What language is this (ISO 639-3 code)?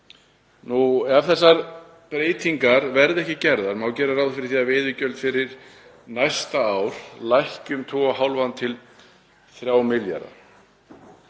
isl